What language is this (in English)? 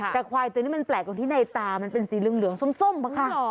Thai